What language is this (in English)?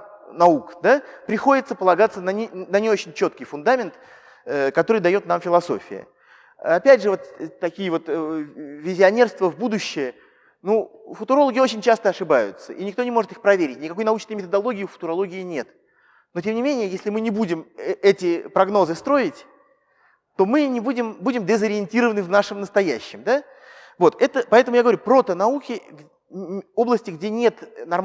Russian